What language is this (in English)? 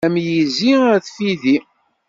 Kabyle